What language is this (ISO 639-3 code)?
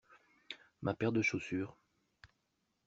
fra